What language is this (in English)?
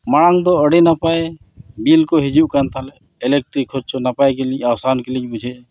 Santali